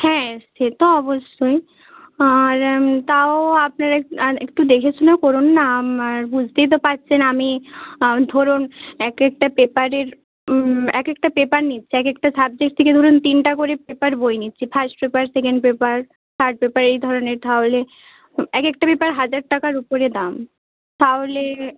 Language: Bangla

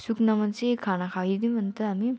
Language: Nepali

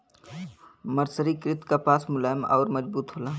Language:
Bhojpuri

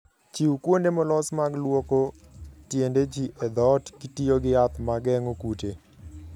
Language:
Luo (Kenya and Tanzania)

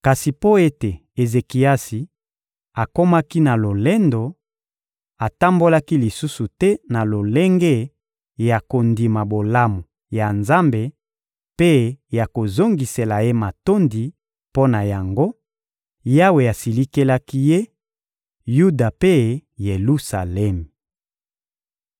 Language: Lingala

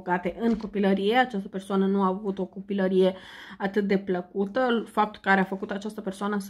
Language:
Romanian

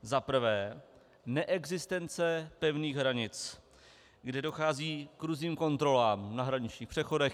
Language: Czech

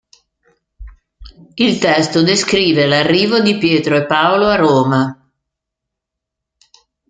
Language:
Italian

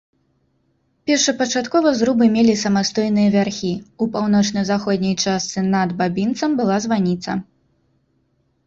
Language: Belarusian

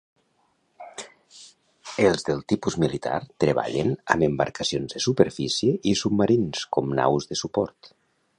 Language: Catalan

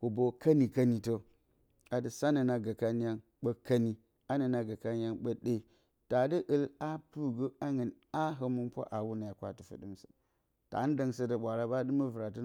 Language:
Bacama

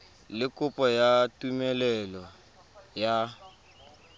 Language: Tswana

